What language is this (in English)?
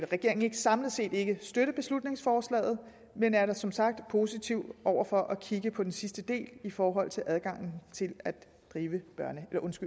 Danish